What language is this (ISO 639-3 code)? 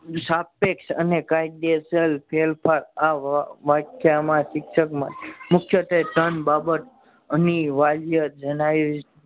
guj